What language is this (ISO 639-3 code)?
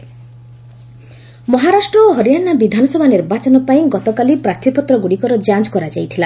ori